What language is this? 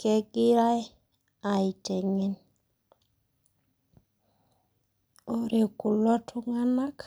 Masai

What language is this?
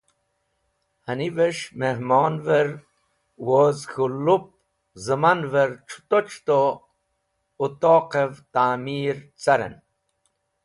Wakhi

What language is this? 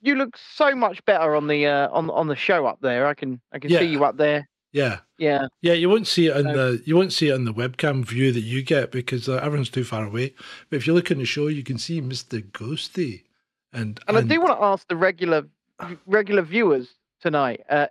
English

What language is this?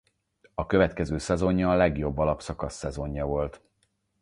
Hungarian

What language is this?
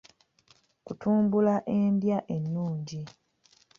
Ganda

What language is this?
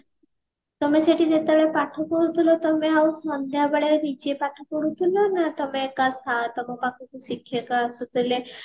Odia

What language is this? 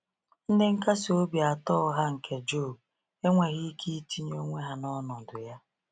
Igbo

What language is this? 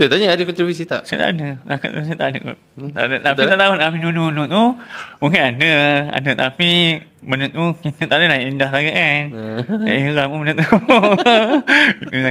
Malay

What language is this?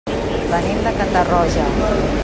Catalan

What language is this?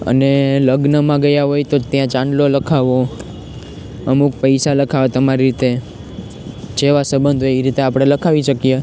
Gujarati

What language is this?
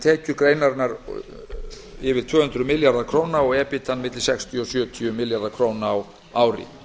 Icelandic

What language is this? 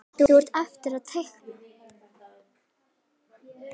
Icelandic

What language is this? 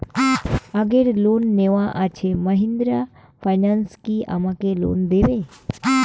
Bangla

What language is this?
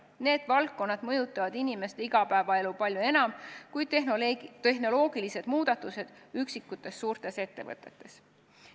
Estonian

